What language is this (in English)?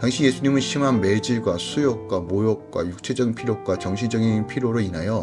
Korean